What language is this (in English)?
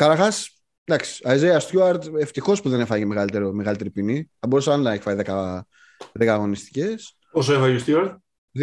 Greek